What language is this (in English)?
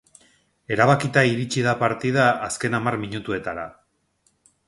Basque